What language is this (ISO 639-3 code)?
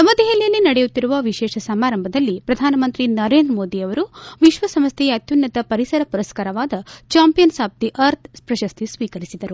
kan